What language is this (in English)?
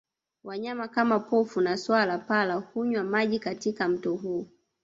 Swahili